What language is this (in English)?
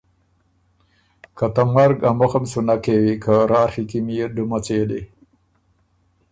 Ormuri